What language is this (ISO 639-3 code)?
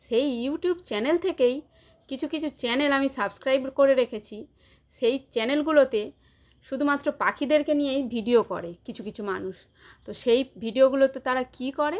ben